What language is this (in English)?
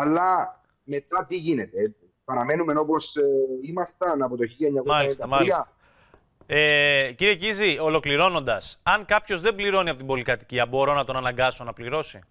Greek